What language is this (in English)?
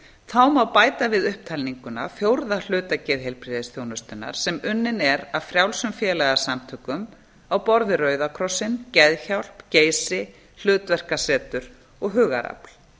Icelandic